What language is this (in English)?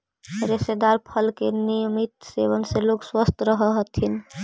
Magahi